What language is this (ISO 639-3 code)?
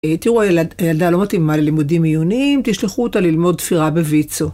heb